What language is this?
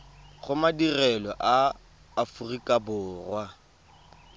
Tswana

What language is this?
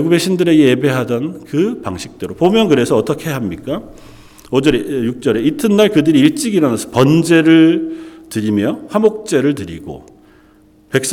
Korean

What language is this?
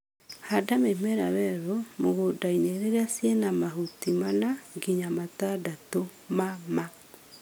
Kikuyu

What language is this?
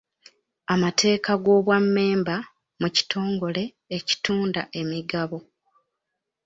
Ganda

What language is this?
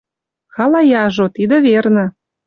Western Mari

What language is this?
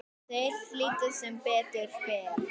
Icelandic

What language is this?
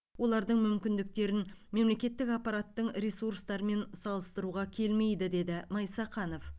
Kazakh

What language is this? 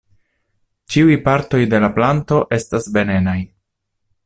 Esperanto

